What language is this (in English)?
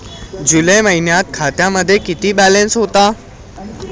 Marathi